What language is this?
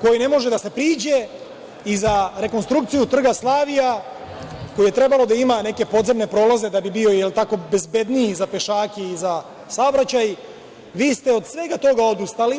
Serbian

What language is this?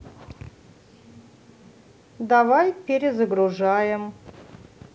Russian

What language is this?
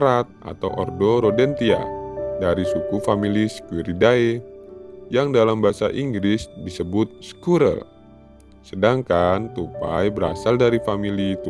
Indonesian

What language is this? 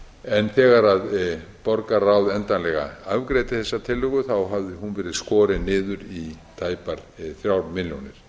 Icelandic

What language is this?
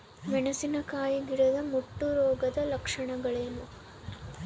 Kannada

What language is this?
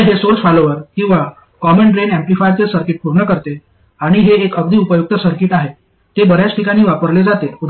Marathi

